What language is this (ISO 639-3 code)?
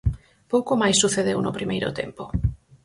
glg